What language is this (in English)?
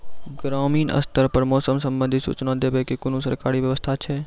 Maithili